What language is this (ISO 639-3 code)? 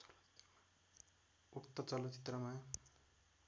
nep